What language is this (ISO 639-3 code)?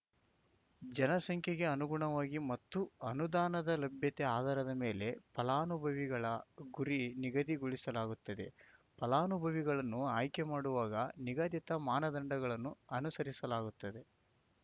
kan